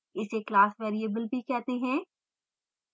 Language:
Hindi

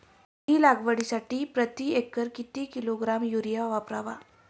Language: Marathi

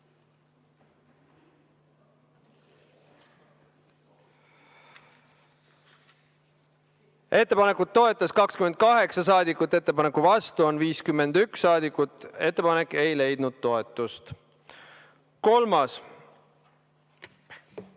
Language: Estonian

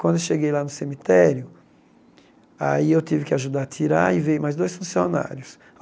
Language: Portuguese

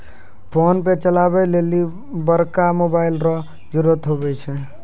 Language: Maithili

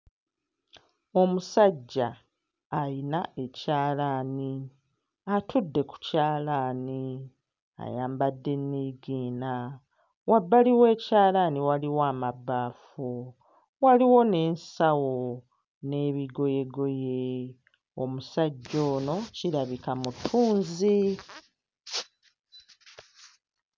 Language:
Ganda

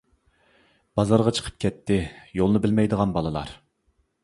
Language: Uyghur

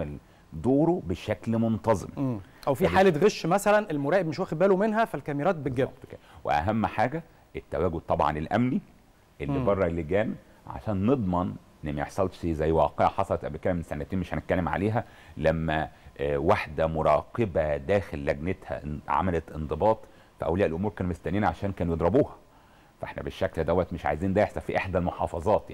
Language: Arabic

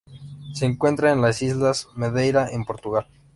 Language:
Spanish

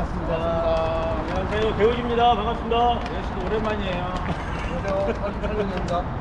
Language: Korean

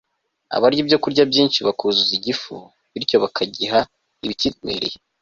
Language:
Kinyarwanda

